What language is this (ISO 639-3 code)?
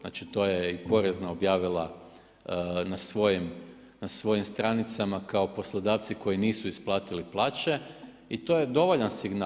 hrv